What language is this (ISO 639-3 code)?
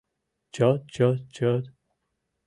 chm